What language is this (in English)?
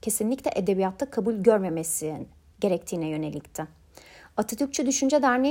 Turkish